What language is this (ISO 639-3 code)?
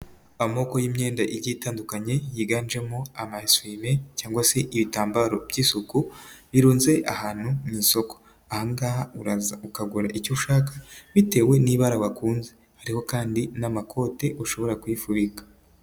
kin